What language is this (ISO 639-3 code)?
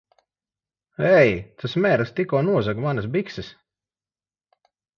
lav